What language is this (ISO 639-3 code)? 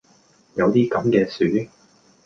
yue